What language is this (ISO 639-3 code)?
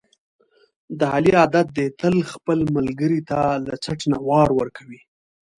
pus